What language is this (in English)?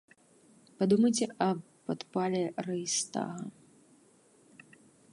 Belarusian